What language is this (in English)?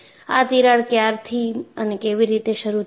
Gujarati